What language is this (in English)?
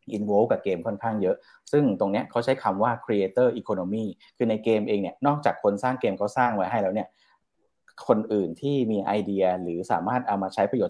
Thai